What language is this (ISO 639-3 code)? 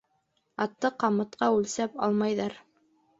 bak